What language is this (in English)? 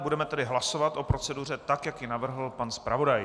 Czech